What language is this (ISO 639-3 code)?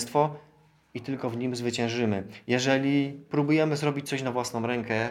pol